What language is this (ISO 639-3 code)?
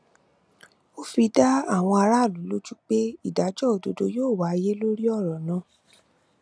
yor